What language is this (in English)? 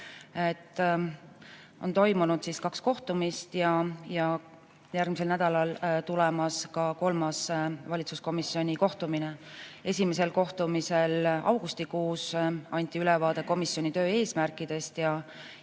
Estonian